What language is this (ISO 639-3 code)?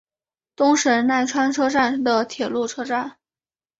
zho